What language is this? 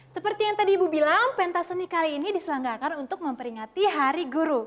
Indonesian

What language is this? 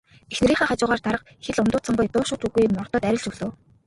Mongolian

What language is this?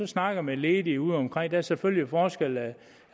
Danish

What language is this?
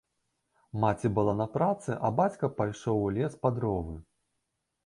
Belarusian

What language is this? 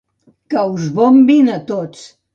Catalan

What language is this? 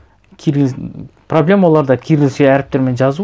Kazakh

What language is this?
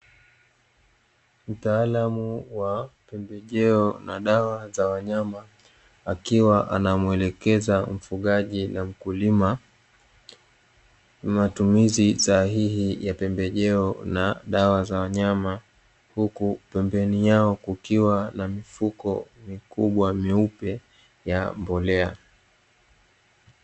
Swahili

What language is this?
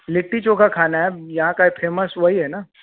Hindi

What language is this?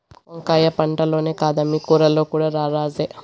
Telugu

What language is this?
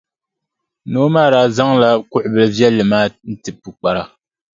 Dagbani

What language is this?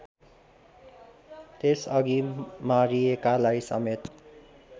Nepali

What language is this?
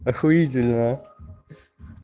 Russian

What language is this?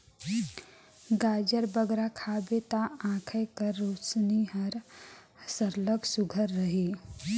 Chhattisgarhi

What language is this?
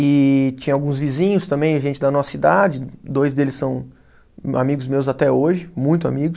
Portuguese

